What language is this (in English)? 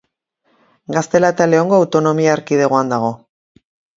Basque